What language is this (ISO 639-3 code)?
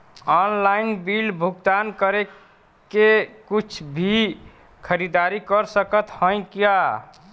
bho